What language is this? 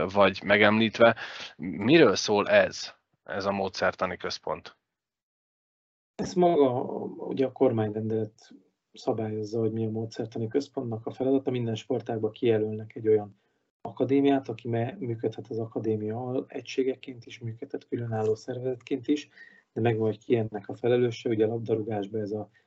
Hungarian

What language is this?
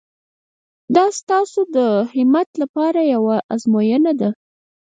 Pashto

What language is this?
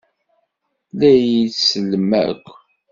Kabyle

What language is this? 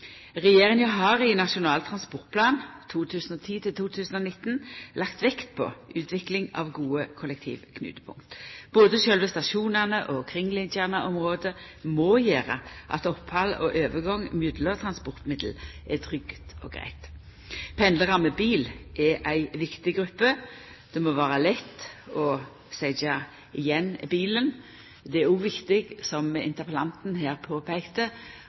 Norwegian Nynorsk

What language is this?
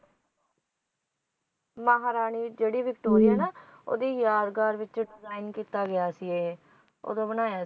Punjabi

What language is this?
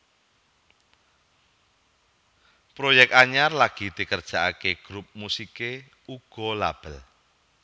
Javanese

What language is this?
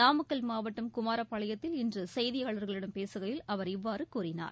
Tamil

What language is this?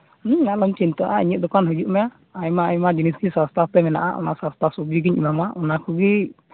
Santali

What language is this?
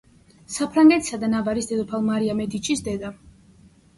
Georgian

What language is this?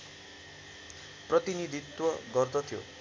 Nepali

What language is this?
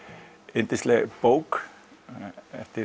Icelandic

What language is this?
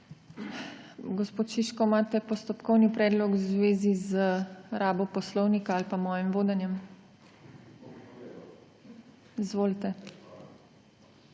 Slovenian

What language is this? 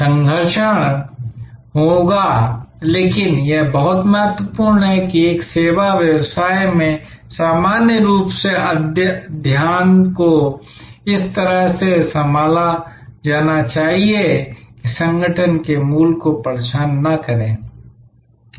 Hindi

